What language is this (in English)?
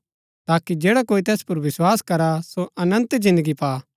Gaddi